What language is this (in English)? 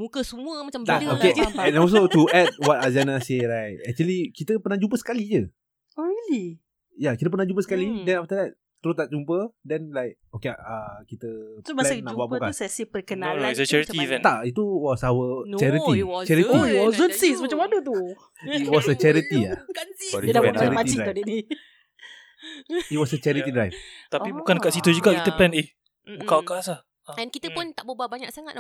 Malay